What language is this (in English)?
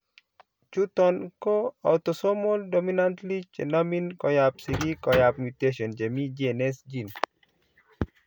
Kalenjin